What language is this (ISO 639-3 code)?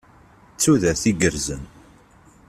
kab